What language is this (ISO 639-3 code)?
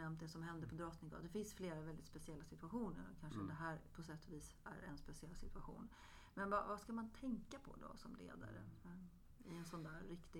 swe